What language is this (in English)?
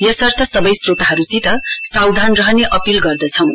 Nepali